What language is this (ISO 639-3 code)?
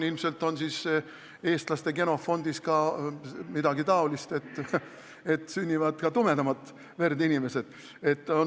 est